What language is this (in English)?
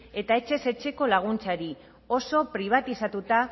Basque